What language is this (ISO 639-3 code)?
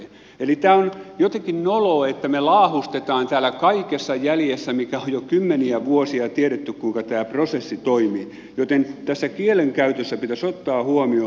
fin